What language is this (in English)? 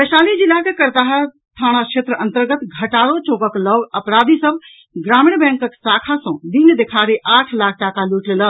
Maithili